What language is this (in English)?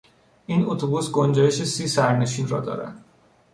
Persian